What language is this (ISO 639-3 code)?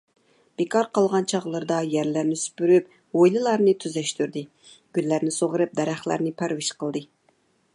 uig